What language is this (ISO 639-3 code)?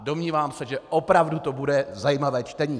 ces